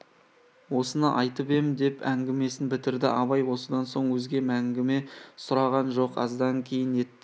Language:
Kazakh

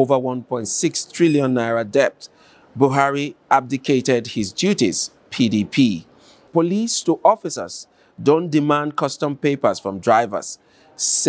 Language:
English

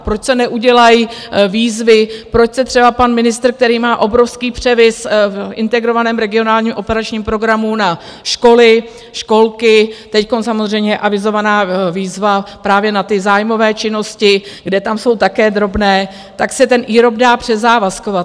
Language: Czech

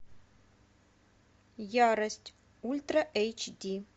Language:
Russian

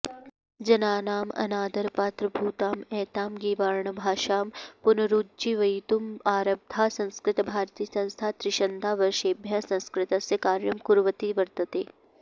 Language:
Sanskrit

